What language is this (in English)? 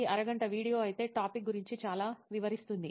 Telugu